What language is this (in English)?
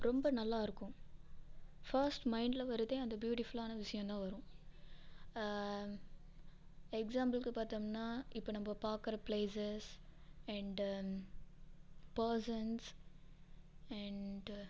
Tamil